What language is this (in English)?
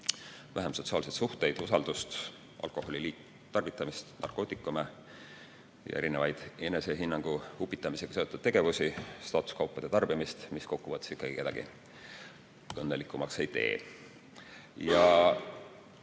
Estonian